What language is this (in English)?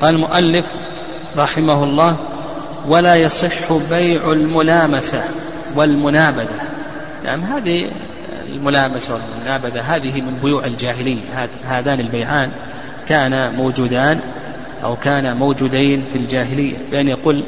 Arabic